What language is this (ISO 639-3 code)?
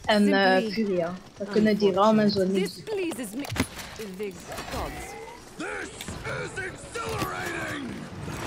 nld